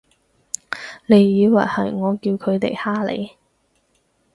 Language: Cantonese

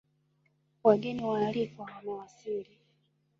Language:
Swahili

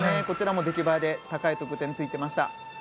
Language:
Japanese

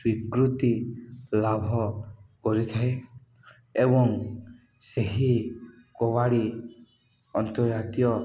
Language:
Odia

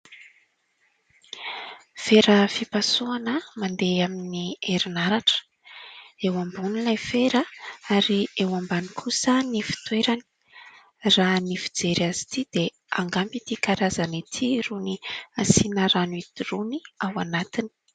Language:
Malagasy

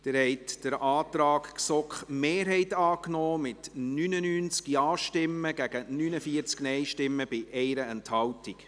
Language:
Swiss German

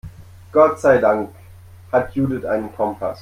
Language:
German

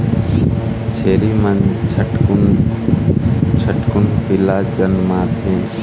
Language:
Chhattisgarhi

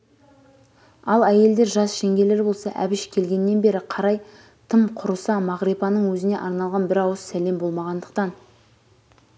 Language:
Kazakh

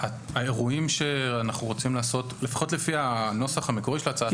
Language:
Hebrew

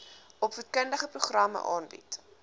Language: Afrikaans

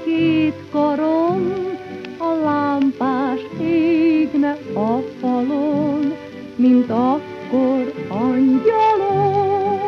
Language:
Hungarian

